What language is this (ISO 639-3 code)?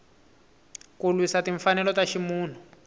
tso